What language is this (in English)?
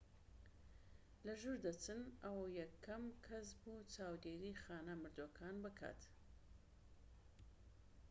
Central Kurdish